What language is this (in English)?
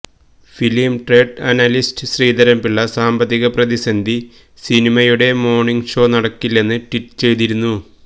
Malayalam